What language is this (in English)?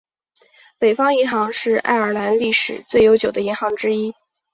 Chinese